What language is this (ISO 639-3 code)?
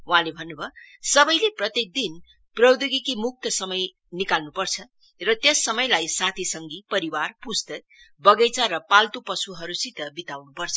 nep